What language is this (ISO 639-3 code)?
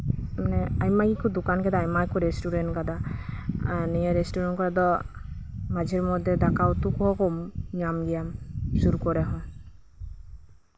sat